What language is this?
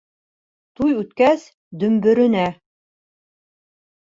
Bashkir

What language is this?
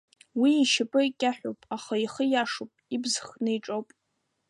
Abkhazian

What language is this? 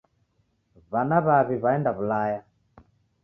Taita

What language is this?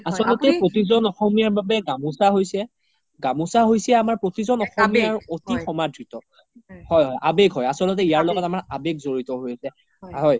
Assamese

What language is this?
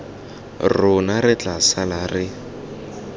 Tswana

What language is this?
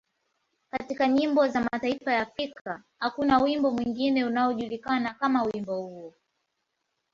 Swahili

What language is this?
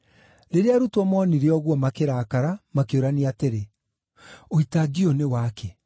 Kikuyu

